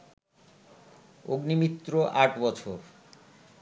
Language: Bangla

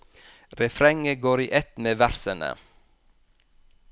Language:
Norwegian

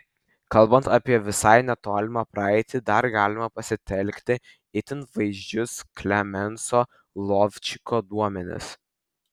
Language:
Lithuanian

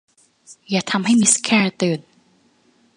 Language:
Thai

